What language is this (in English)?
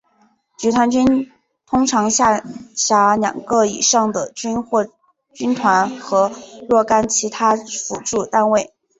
Chinese